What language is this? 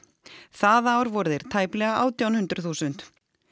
Icelandic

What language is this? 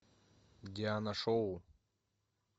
Russian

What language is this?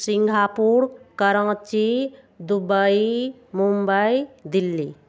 Maithili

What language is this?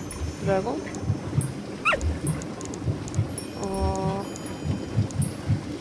Korean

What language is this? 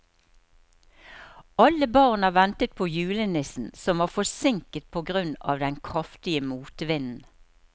Norwegian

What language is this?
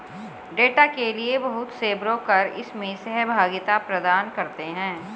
Hindi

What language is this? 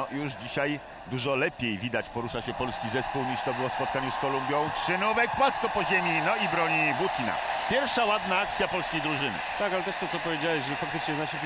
Polish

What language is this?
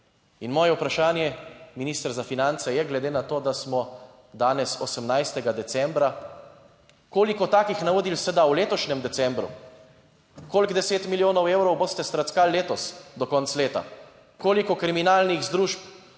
Slovenian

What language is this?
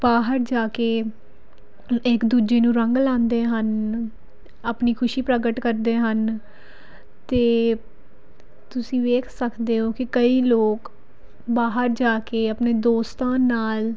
Punjabi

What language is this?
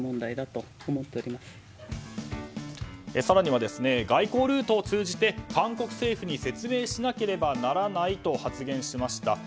Japanese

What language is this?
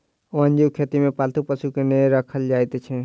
Maithili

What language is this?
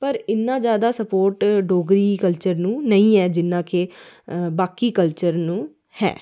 Dogri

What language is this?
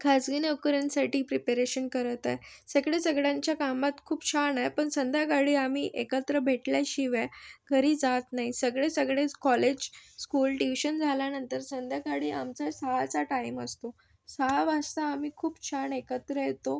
Marathi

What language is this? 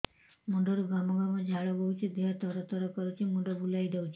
Odia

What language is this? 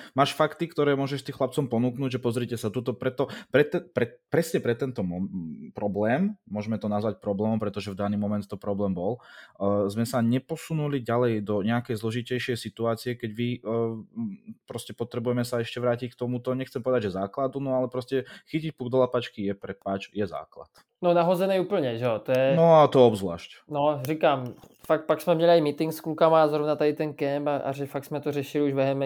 Czech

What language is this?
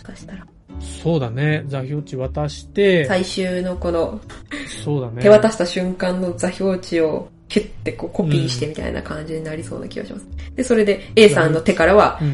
Japanese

